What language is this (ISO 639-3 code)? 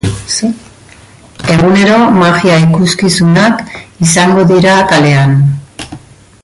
eus